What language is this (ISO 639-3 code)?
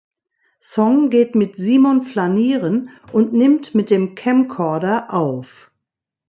deu